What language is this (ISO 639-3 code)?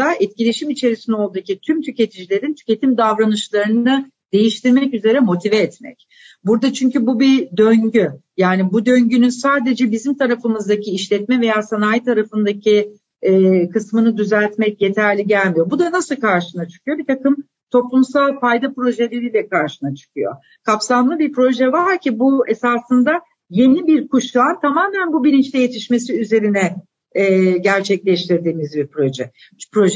tur